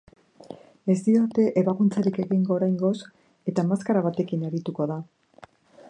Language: Basque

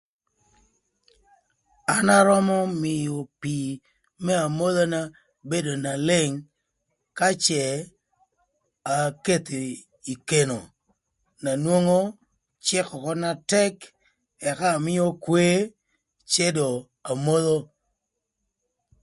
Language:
Thur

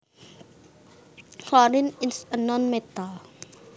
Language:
Javanese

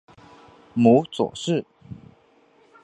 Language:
Chinese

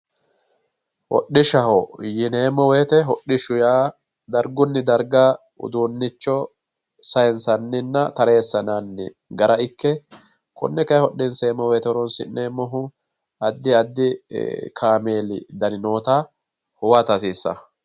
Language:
Sidamo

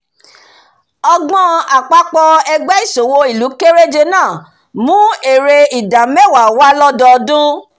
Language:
Yoruba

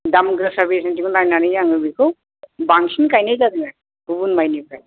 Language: Bodo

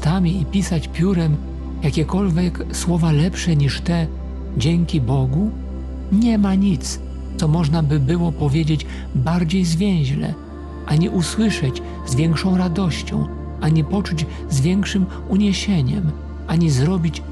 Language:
Polish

